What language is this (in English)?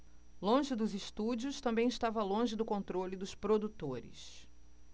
Portuguese